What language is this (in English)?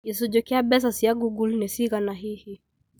Kikuyu